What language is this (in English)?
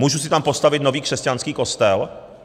Czech